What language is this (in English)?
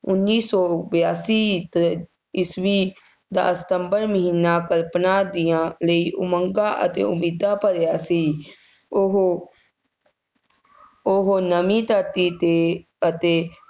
Punjabi